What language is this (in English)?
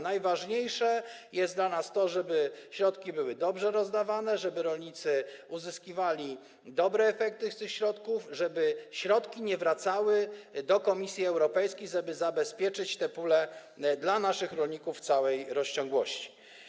Polish